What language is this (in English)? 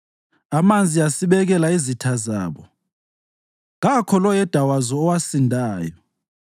North Ndebele